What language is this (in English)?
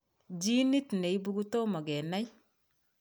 Kalenjin